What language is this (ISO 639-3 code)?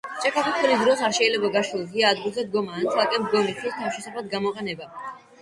kat